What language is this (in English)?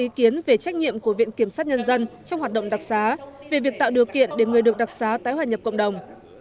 Vietnamese